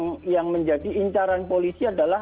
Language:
Indonesian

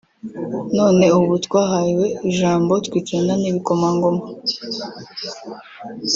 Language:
Kinyarwanda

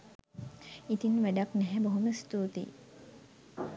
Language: Sinhala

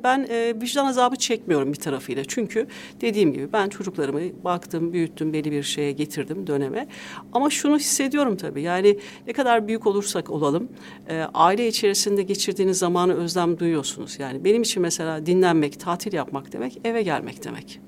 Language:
Turkish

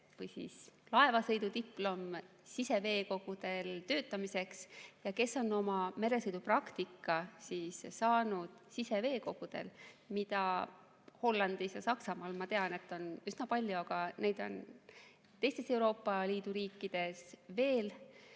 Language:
Estonian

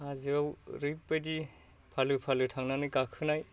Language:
Bodo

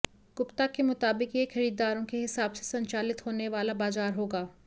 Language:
Hindi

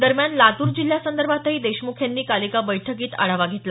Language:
Marathi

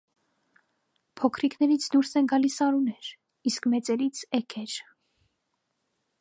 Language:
Armenian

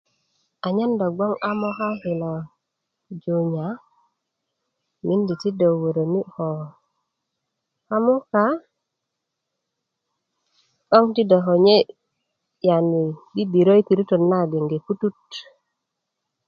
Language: Kuku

